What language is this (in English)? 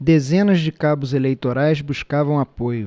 Portuguese